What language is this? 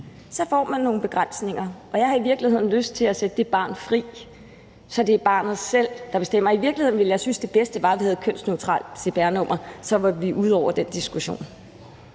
Danish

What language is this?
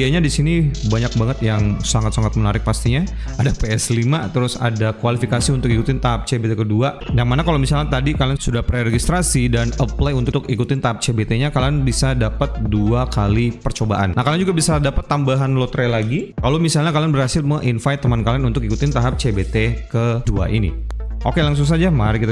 Indonesian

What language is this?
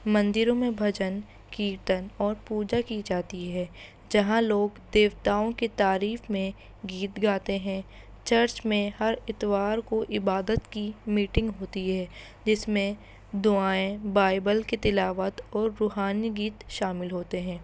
Urdu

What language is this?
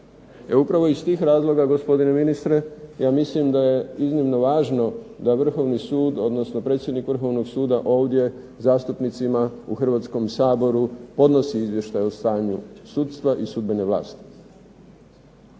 Croatian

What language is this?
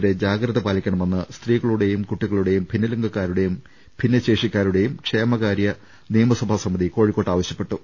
Malayalam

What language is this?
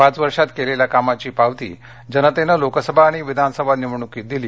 Marathi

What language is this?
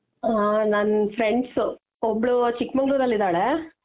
Kannada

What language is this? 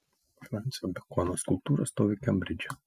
Lithuanian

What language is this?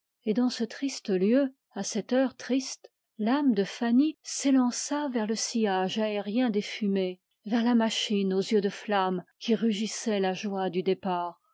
French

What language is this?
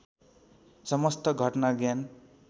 Nepali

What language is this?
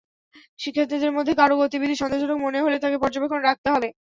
Bangla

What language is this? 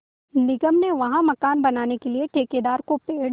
Hindi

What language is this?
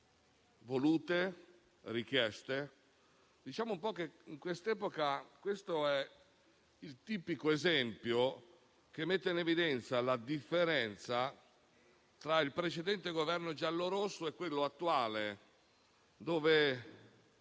Italian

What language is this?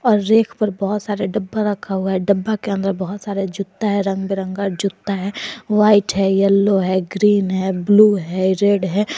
Hindi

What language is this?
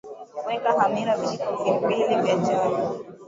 Swahili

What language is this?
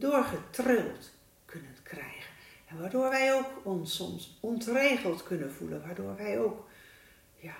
Dutch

